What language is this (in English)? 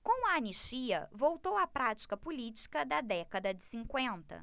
Portuguese